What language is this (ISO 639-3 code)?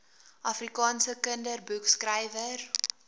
afr